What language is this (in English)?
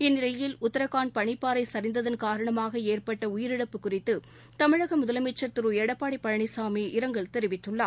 Tamil